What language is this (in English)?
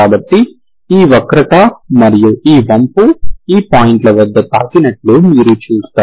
Telugu